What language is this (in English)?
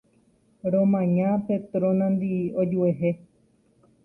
Guarani